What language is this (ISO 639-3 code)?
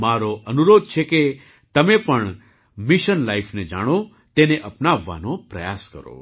guj